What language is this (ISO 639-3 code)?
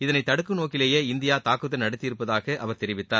tam